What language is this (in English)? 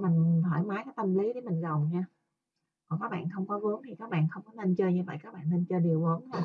Vietnamese